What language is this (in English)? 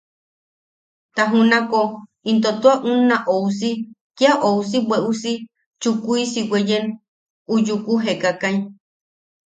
Yaqui